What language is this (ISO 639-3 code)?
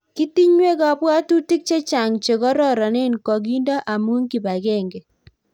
kln